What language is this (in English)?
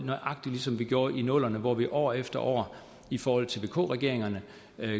Danish